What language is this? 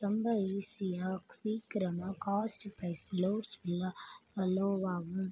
Tamil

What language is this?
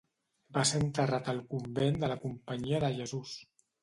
Catalan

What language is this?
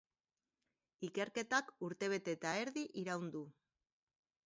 Basque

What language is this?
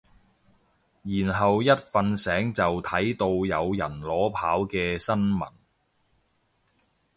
Cantonese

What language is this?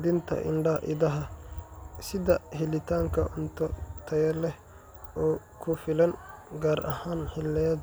Somali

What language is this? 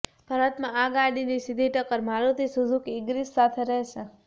Gujarati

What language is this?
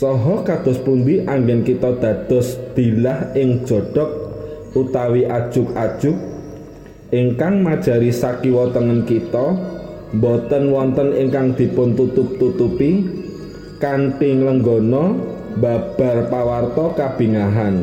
Indonesian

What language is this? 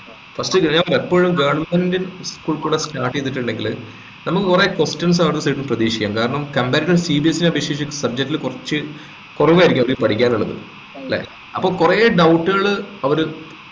Malayalam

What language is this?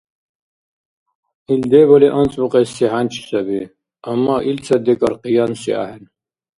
Dargwa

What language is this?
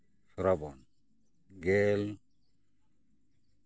Santali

